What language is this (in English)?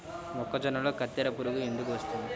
Telugu